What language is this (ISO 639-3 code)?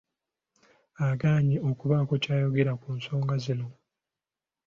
lug